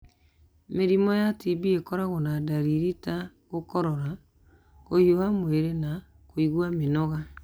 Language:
Kikuyu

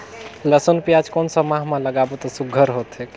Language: Chhattisgarhi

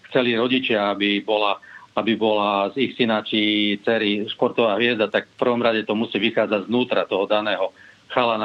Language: Slovak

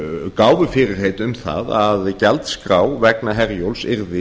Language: Icelandic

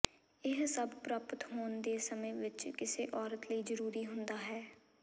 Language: Punjabi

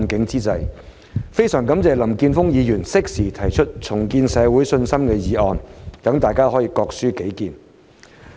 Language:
Cantonese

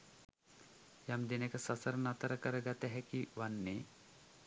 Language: Sinhala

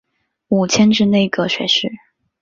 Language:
Chinese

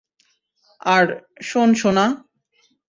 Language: Bangla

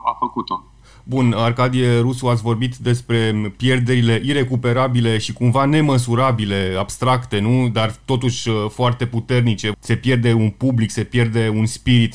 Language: Romanian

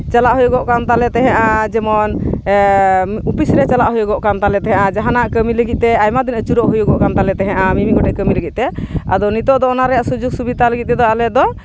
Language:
Santali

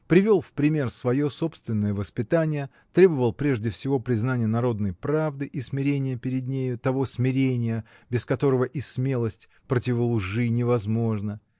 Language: Russian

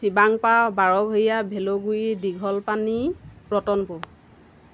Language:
Assamese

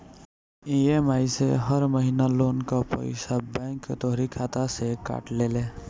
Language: Bhojpuri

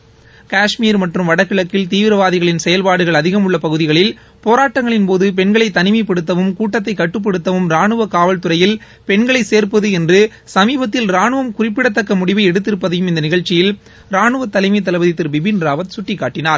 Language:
Tamil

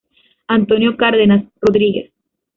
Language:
Spanish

